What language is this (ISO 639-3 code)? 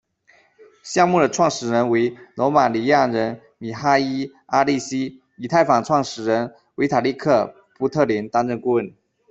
zho